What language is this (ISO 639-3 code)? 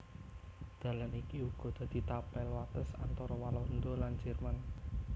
jav